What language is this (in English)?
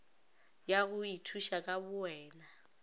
Northern Sotho